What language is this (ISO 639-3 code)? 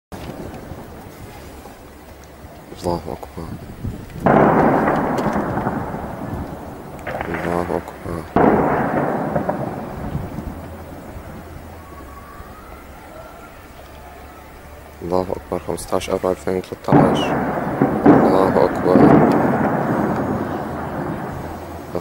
ara